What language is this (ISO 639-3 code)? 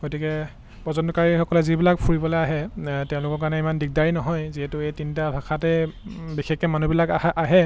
asm